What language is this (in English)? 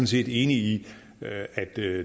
Danish